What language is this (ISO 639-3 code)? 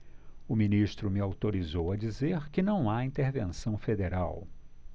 por